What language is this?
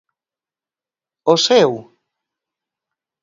Galician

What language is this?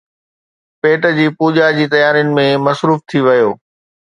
Sindhi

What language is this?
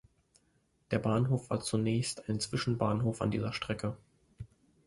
German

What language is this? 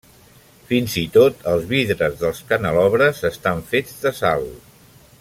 Catalan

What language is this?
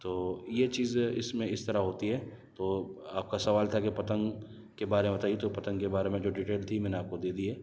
Urdu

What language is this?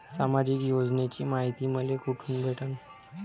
Marathi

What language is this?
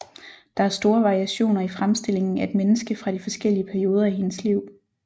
Danish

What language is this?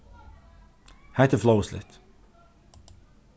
Faroese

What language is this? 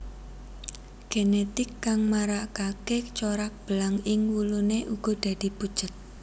Javanese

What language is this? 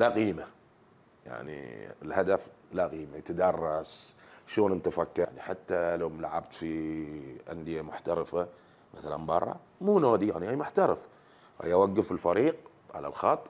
Arabic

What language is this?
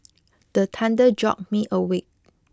English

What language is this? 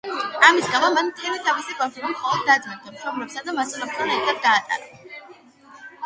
Georgian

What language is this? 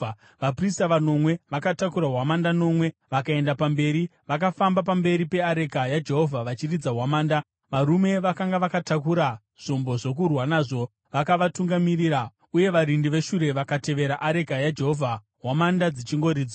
Shona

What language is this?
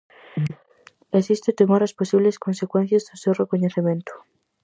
Galician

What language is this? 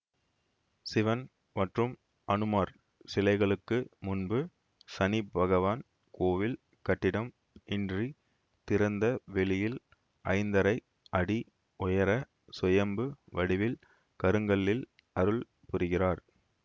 Tamil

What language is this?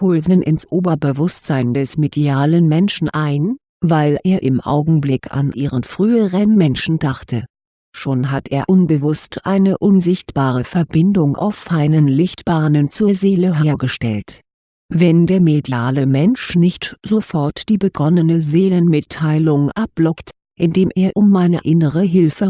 German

